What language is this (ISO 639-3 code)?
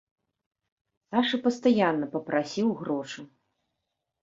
bel